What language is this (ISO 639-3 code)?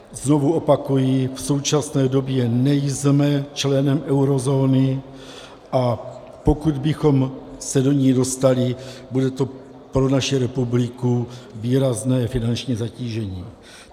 ces